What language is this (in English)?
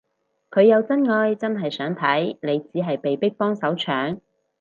Cantonese